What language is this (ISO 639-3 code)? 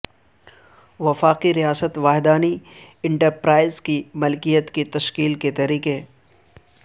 urd